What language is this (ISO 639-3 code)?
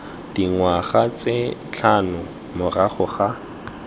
tsn